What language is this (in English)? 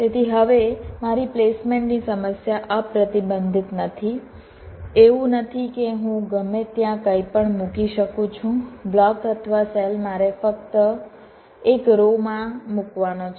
Gujarati